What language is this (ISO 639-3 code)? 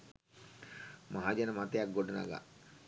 sin